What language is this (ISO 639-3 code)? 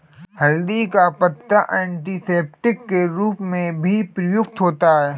hin